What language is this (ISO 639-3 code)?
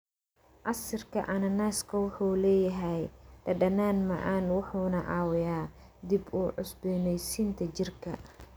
som